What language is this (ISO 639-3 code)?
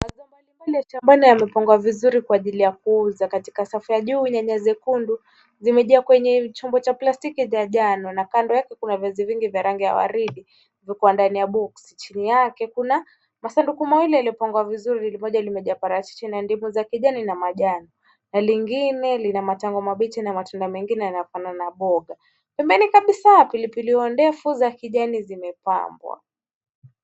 swa